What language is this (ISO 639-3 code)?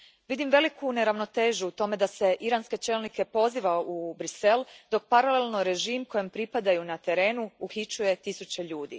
hrv